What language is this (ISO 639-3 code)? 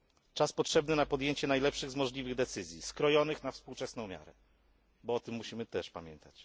pol